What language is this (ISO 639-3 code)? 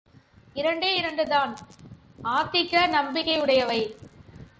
tam